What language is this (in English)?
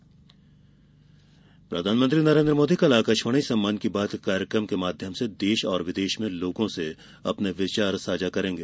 Hindi